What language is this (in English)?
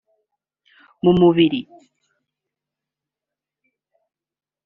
Kinyarwanda